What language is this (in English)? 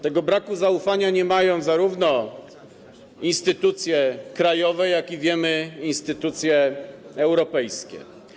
Polish